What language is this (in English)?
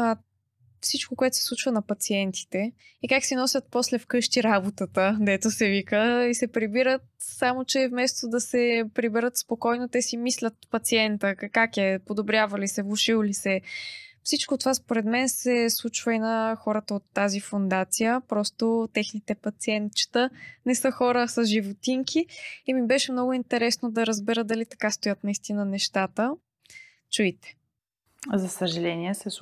Bulgarian